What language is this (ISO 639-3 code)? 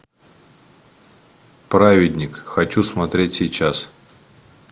rus